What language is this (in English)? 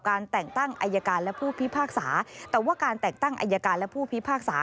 Thai